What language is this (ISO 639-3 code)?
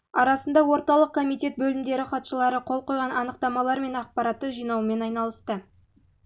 kaz